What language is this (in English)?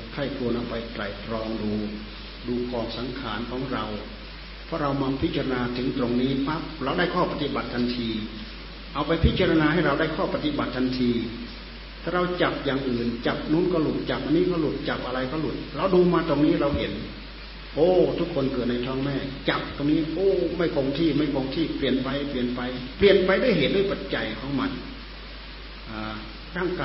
Thai